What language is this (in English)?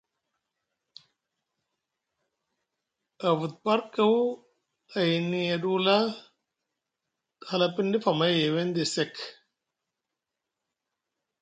Musgu